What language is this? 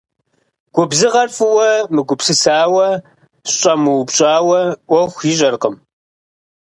Kabardian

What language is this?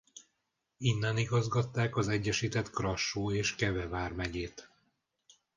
Hungarian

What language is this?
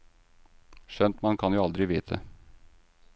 Norwegian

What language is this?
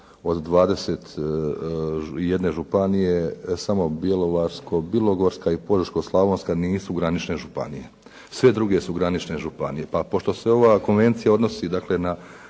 Croatian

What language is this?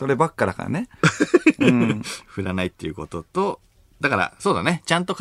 Japanese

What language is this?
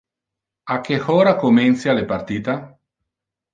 Interlingua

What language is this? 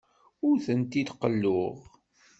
Kabyle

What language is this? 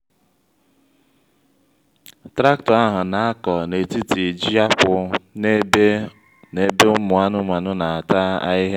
Igbo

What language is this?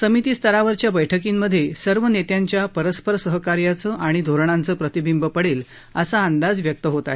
Marathi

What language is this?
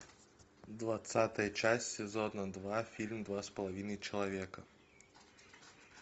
Russian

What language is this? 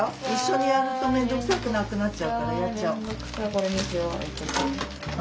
Japanese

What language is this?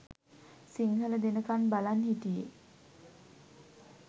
Sinhala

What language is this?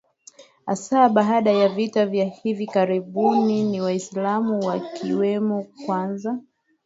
Swahili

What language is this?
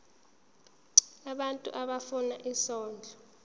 Zulu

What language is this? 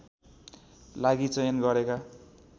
Nepali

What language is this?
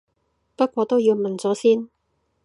Cantonese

